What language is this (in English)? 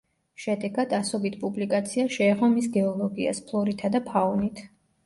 Georgian